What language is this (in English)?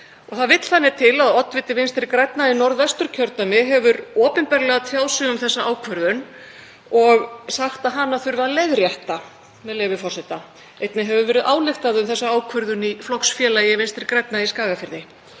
Icelandic